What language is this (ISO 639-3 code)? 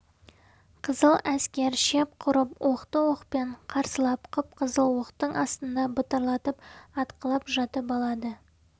kaz